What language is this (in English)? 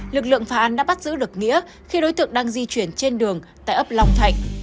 Vietnamese